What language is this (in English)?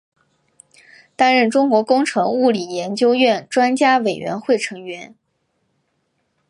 Chinese